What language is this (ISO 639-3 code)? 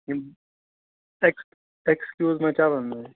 kas